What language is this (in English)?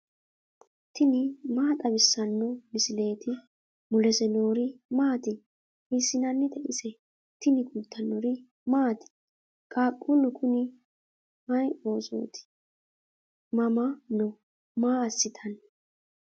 Sidamo